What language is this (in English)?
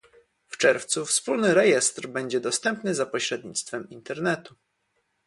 Polish